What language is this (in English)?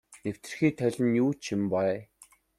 Mongolian